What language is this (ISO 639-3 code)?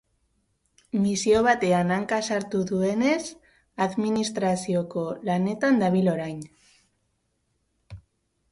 eus